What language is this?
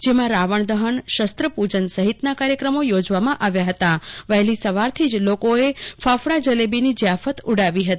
Gujarati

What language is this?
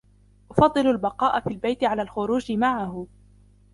Arabic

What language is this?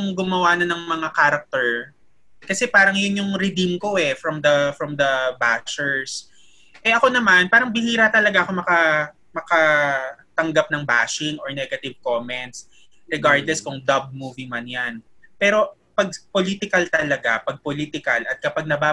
Filipino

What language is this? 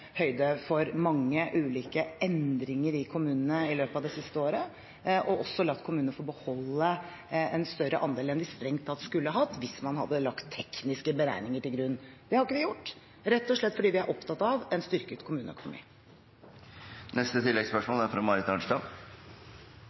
Norwegian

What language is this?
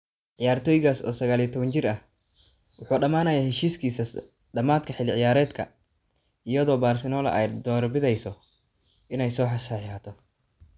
Somali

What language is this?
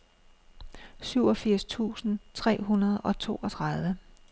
Danish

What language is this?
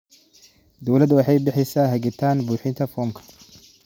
Somali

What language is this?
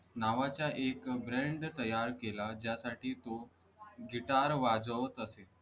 Marathi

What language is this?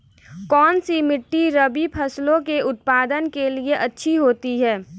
Hindi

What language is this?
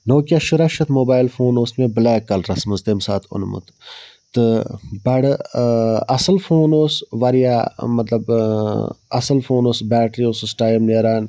Kashmiri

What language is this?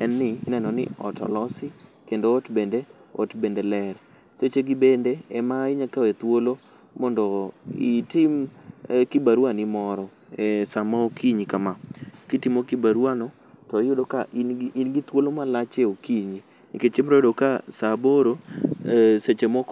Luo (Kenya and Tanzania)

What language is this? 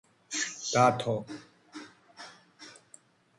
Georgian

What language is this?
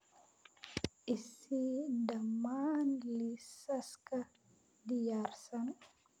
Somali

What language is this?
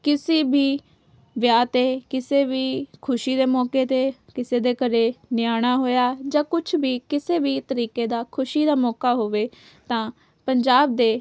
Punjabi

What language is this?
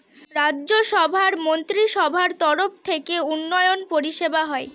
Bangla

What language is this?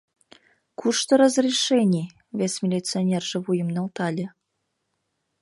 Mari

